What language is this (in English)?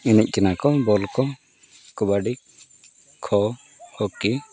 Santali